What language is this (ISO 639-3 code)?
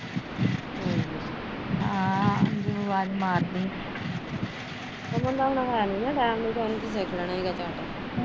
pan